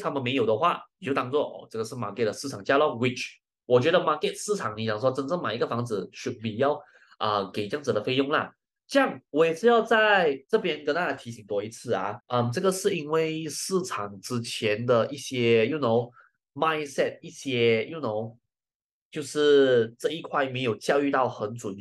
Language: Chinese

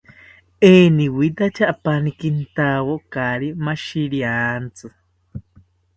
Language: South Ucayali Ashéninka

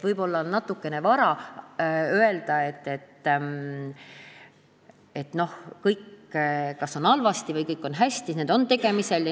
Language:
Estonian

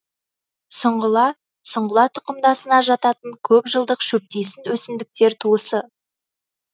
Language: Kazakh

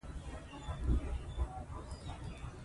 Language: Pashto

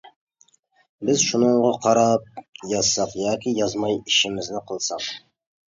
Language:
Uyghur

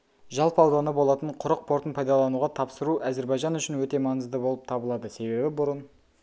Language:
Kazakh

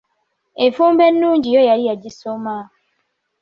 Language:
Ganda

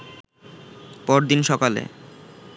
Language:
Bangla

